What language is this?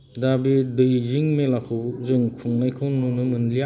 Bodo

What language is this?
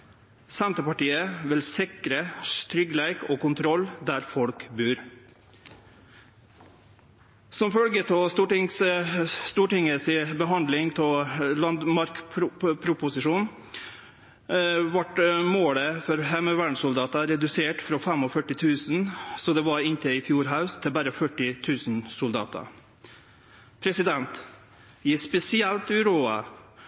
Norwegian Nynorsk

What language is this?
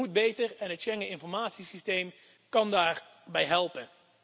Dutch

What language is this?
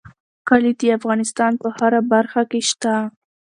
Pashto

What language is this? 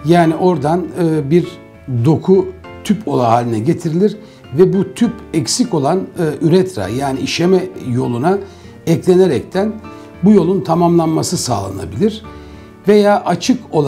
Turkish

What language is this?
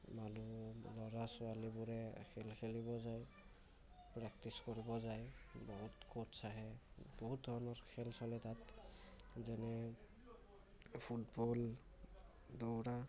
Assamese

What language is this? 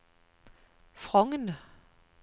Norwegian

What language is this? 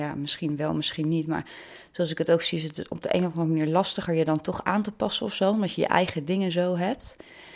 Dutch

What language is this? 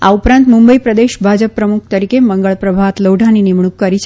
Gujarati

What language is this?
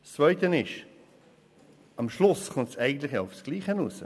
Swiss German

